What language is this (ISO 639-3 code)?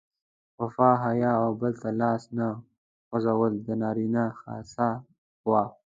pus